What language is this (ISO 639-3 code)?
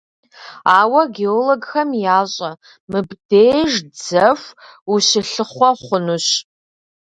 kbd